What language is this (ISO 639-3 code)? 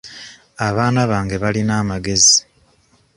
lug